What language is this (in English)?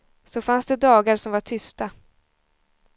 Swedish